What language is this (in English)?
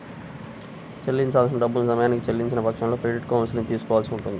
Telugu